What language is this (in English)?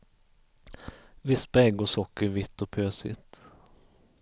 Swedish